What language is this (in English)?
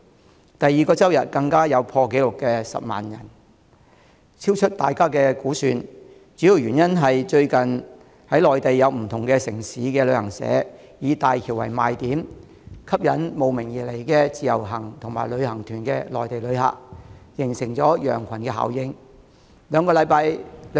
Cantonese